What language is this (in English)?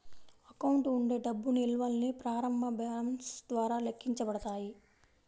Telugu